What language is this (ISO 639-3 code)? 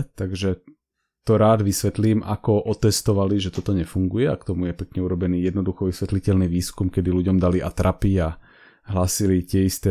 slk